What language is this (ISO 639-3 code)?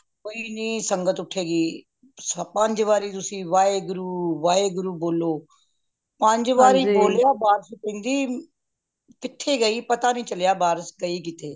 pan